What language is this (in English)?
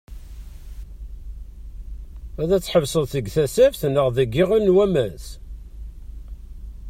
Kabyle